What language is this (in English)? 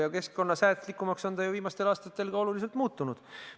Estonian